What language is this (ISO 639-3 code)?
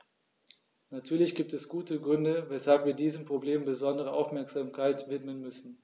deu